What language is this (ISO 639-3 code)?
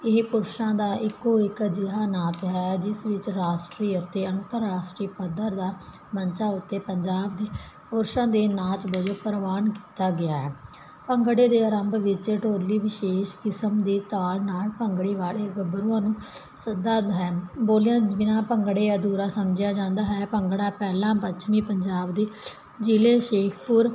pan